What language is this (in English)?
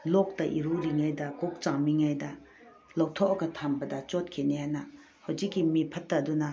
Manipuri